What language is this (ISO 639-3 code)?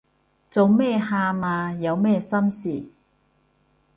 yue